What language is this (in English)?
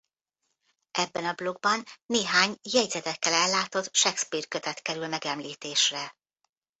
Hungarian